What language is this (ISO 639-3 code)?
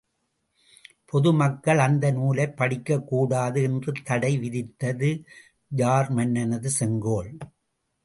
tam